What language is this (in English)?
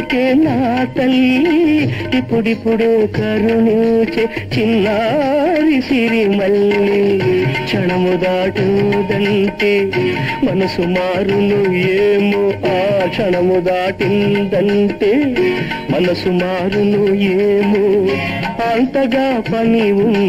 Telugu